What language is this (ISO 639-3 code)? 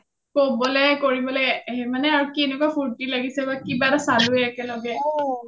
asm